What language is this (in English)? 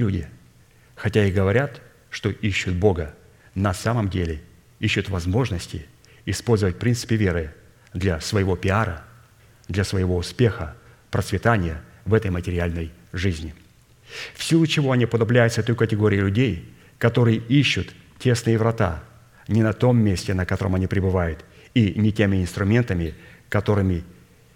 Russian